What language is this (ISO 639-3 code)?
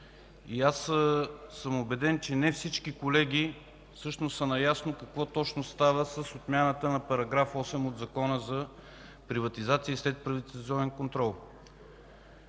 bul